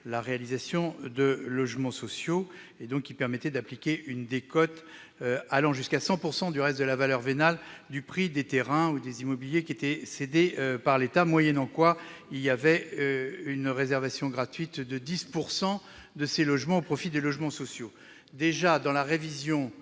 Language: French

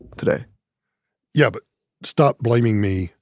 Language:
English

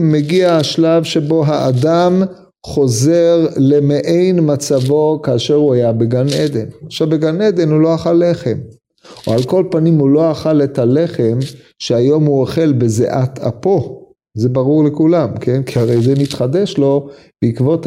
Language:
Hebrew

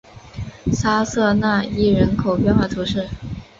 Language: Chinese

